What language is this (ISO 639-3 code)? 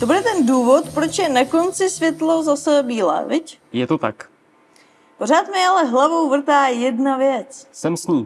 ces